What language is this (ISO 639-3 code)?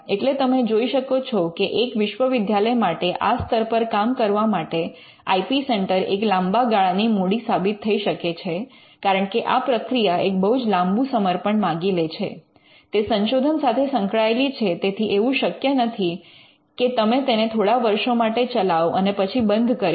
guj